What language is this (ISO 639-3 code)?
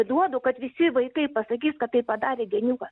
lit